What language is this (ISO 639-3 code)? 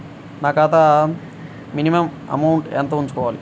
tel